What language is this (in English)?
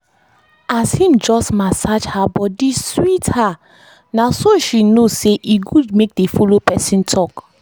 Nigerian Pidgin